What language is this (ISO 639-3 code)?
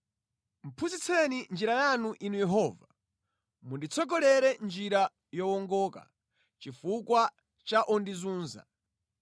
nya